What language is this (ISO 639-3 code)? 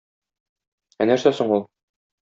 tat